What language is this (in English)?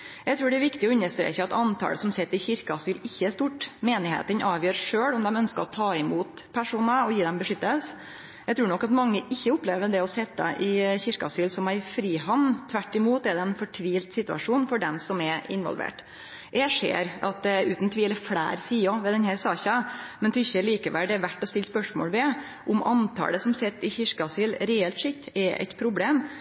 Norwegian Nynorsk